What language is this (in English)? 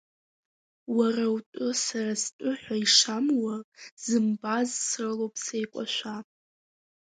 Abkhazian